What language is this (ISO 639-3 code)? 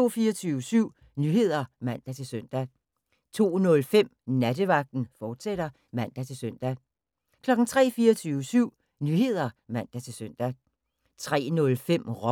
dan